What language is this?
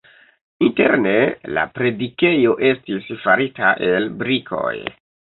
Esperanto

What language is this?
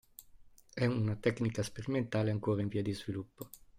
Italian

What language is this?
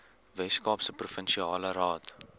Afrikaans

